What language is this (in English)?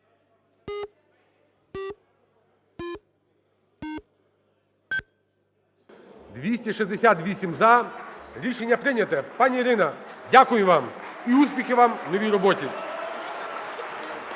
Ukrainian